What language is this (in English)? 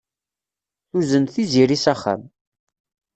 Kabyle